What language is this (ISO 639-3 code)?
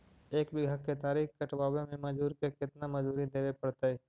mag